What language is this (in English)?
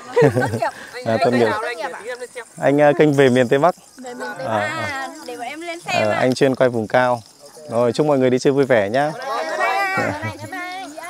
Vietnamese